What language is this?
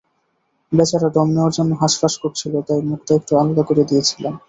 Bangla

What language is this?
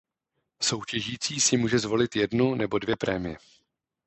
Czech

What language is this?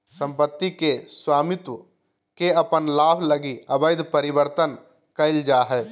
Magahi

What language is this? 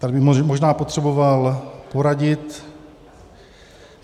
Czech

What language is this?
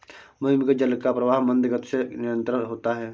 Hindi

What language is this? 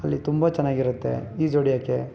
Kannada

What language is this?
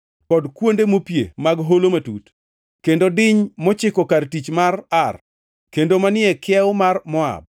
Luo (Kenya and Tanzania)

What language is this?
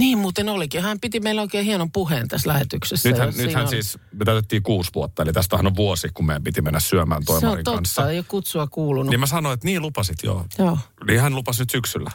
Finnish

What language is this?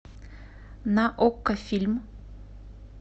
Russian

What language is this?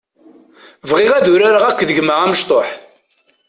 Kabyle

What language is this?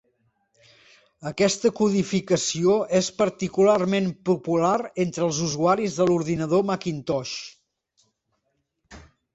Catalan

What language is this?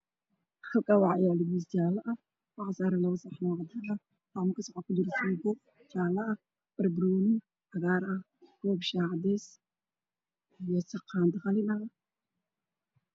Somali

